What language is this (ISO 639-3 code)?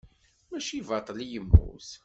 kab